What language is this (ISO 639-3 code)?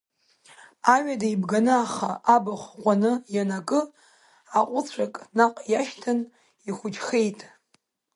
abk